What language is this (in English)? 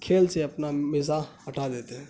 Urdu